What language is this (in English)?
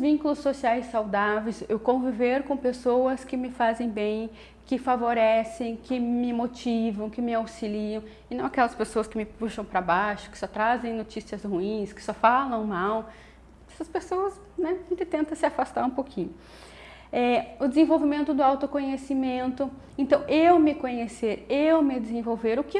Portuguese